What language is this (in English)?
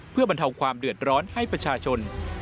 Thai